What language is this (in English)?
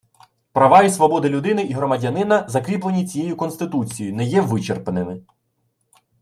Ukrainian